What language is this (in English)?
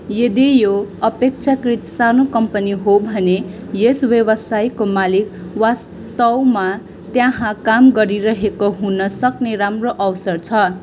Nepali